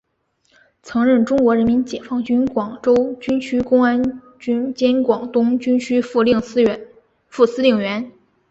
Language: Chinese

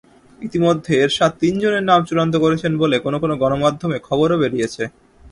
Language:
Bangla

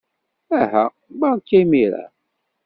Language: Kabyle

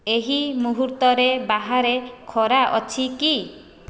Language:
Odia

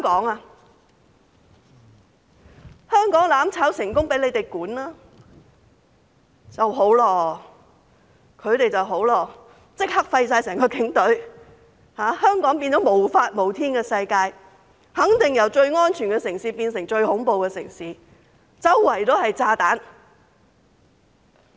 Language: Cantonese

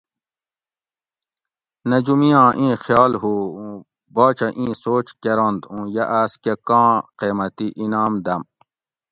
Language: Gawri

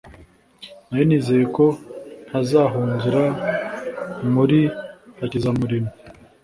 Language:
Kinyarwanda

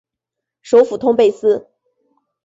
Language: Chinese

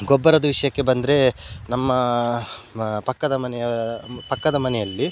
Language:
Kannada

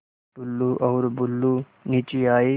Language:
Hindi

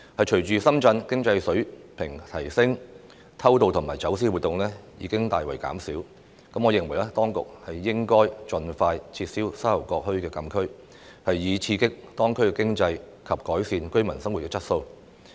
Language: Cantonese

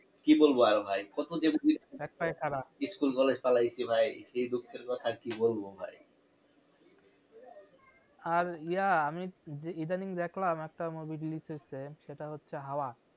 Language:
Bangla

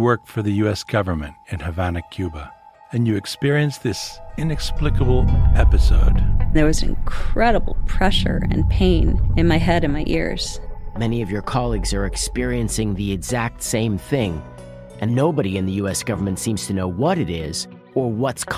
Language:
Greek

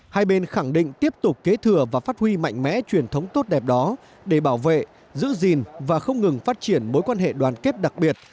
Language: Vietnamese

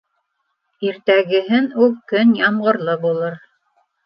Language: Bashkir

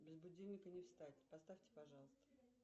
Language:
Russian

